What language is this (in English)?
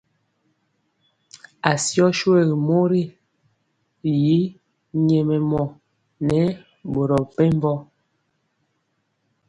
Mpiemo